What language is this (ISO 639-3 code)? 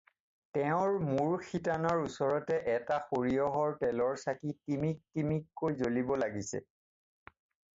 asm